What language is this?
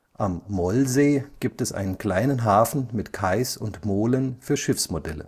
German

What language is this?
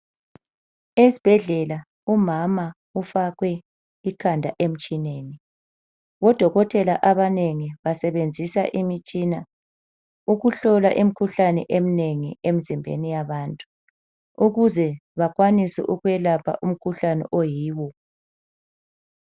North Ndebele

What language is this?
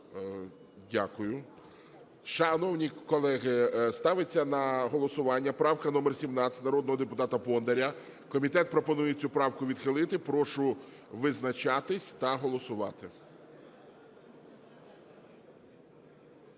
Ukrainian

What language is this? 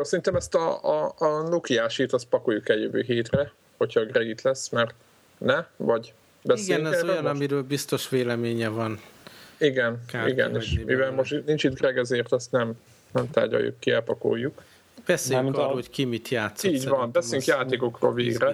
Hungarian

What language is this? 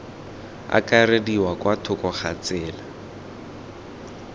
Tswana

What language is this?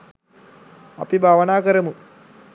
Sinhala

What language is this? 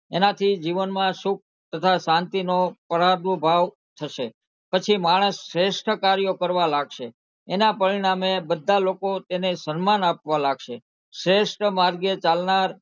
Gujarati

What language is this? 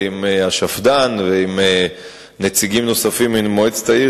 Hebrew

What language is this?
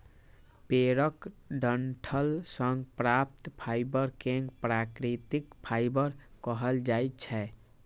Maithili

